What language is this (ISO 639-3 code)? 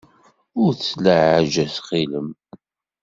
kab